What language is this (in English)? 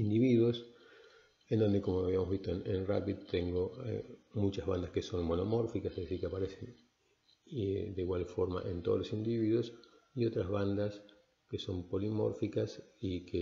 Spanish